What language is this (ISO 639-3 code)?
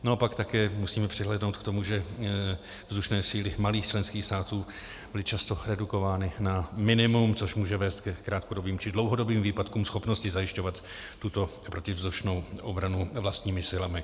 ces